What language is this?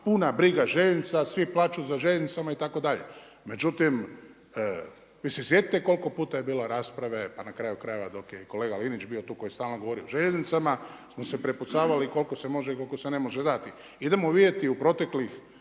Croatian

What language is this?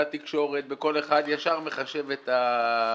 Hebrew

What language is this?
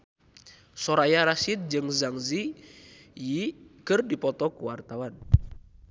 Sundanese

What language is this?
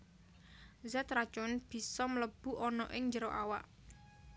Javanese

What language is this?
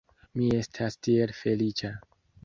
Esperanto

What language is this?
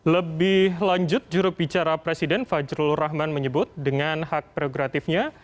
Indonesian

